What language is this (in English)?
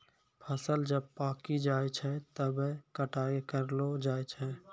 Maithili